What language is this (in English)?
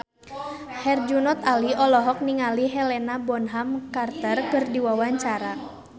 Sundanese